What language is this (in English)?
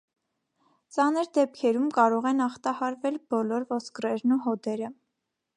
Armenian